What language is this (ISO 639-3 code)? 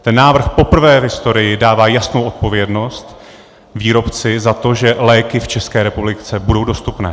ces